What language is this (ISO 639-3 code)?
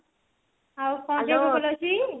ori